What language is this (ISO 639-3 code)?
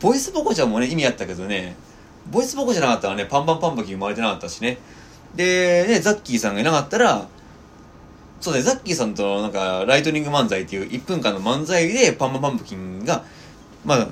jpn